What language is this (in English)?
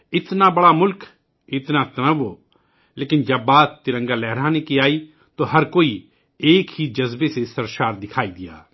Urdu